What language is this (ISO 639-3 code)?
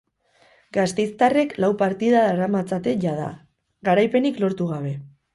eus